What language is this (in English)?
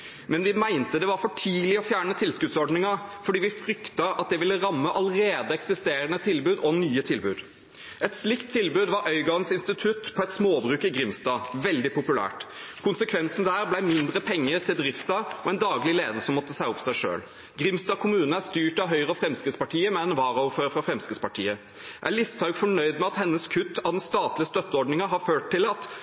Norwegian Bokmål